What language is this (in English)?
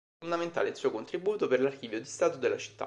Italian